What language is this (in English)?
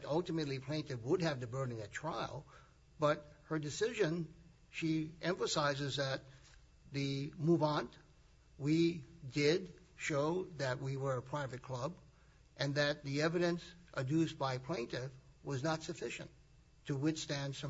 English